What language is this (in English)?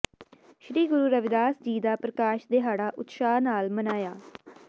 Punjabi